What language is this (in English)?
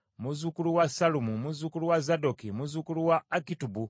Ganda